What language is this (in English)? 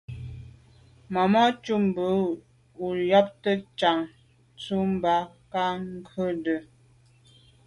Medumba